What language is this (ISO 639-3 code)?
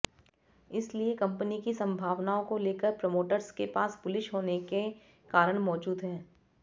hin